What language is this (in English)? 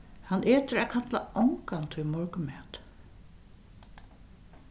Faroese